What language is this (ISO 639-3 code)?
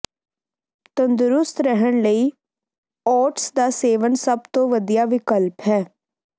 pan